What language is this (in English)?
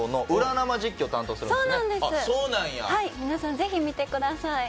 Japanese